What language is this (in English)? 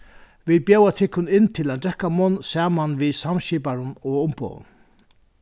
Faroese